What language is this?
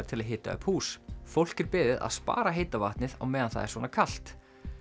Icelandic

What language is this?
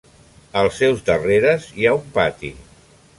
Catalan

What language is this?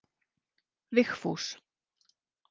Icelandic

